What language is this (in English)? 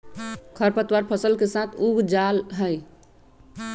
Magahi